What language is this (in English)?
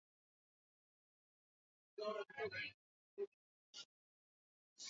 Swahili